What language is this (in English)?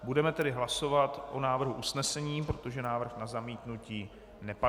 Czech